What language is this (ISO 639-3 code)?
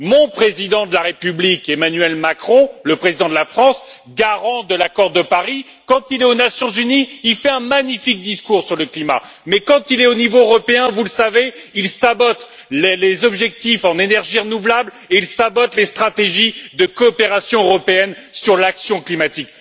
fra